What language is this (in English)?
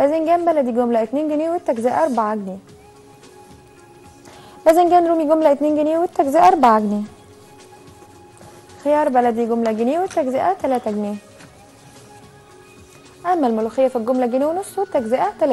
Arabic